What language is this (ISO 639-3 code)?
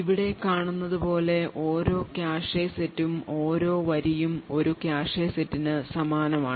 mal